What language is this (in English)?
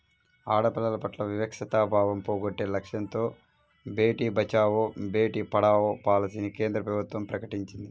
Telugu